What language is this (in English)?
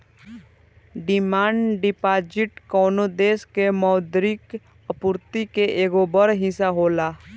Bhojpuri